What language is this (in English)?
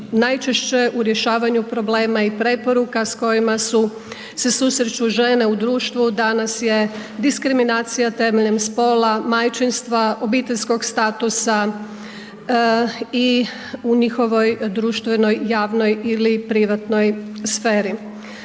Croatian